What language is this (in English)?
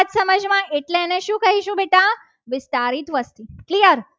Gujarati